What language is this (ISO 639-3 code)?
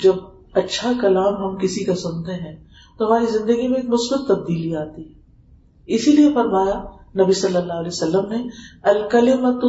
urd